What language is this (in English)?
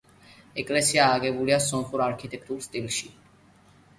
Georgian